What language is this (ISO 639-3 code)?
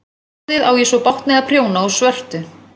isl